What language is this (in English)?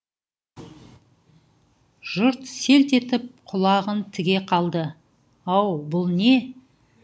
Kazakh